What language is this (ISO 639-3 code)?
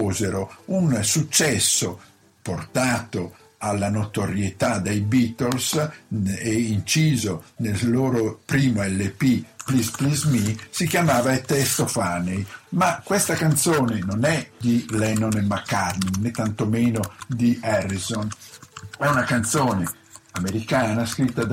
ita